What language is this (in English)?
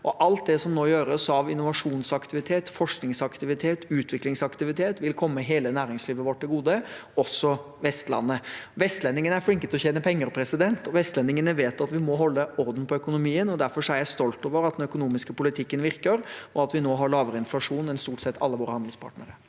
Norwegian